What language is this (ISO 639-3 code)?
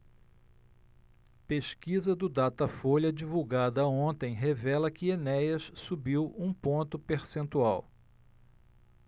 por